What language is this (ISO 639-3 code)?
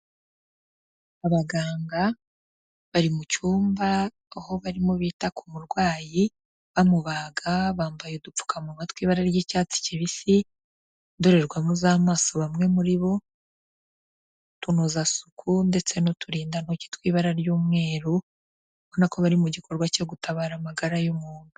kin